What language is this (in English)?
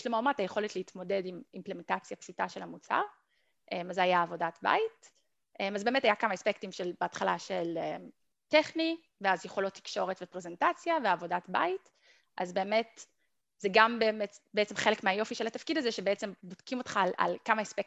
Hebrew